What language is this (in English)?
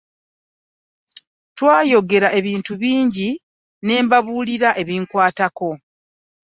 Ganda